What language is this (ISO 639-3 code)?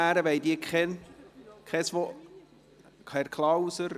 gsw